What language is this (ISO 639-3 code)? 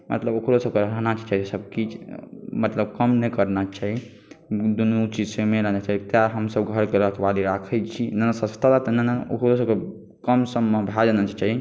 mai